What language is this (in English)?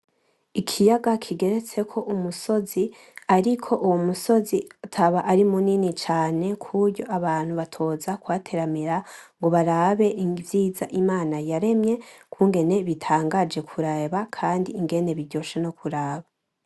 Rundi